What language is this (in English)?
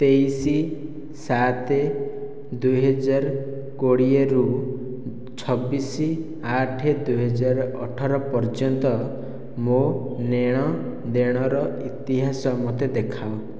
Odia